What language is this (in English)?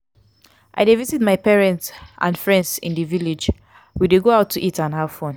Nigerian Pidgin